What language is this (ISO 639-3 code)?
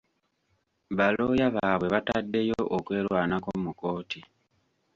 lug